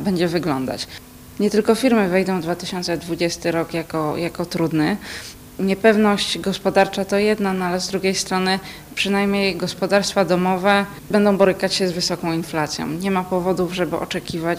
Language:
Polish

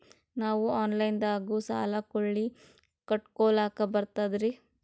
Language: Kannada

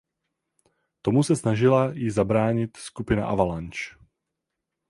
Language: Czech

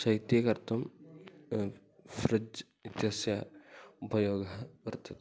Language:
Sanskrit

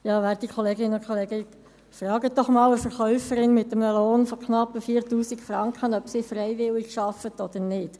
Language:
Swiss German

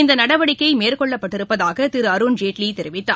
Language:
Tamil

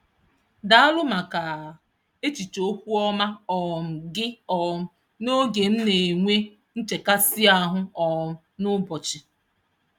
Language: Igbo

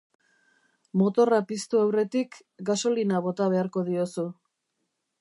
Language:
Basque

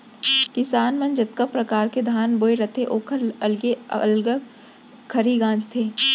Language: Chhattisgarhi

